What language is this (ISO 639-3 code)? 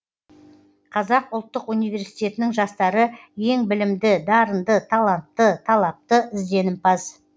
kaz